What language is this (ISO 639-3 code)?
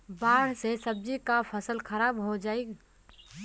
bho